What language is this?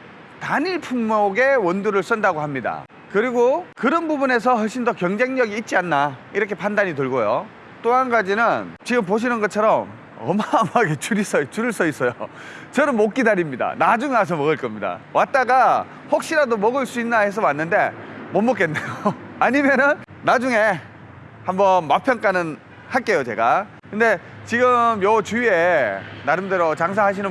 Korean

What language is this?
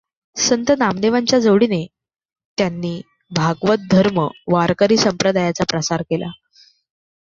Marathi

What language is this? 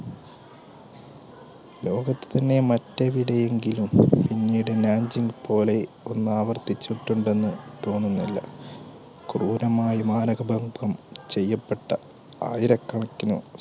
Malayalam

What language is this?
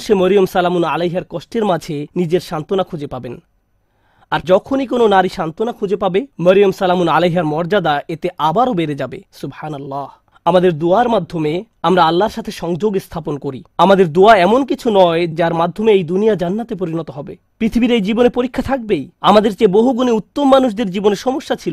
Bangla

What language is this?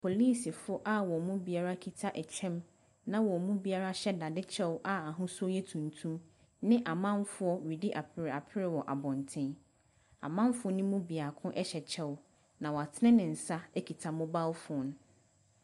Akan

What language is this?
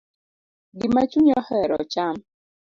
Luo (Kenya and Tanzania)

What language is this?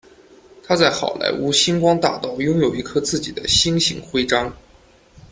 Chinese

